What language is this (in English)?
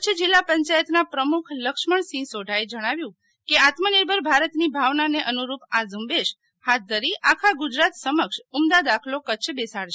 Gujarati